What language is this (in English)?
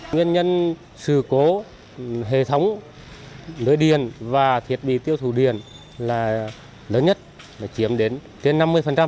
Vietnamese